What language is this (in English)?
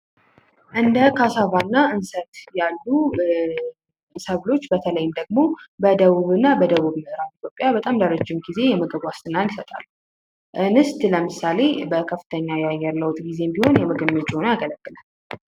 Amharic